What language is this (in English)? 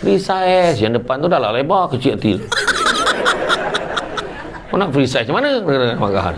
Malay